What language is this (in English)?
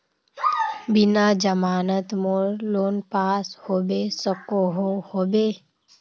Magahi